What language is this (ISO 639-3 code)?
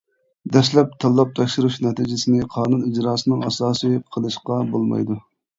uig